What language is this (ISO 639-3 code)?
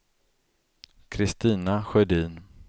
swe